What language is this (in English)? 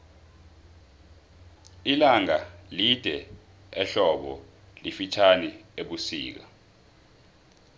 South Ndebele